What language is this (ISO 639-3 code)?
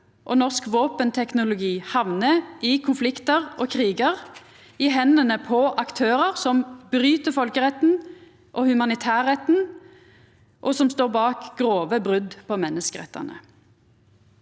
nor